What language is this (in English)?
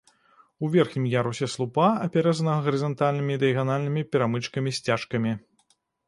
Belarusian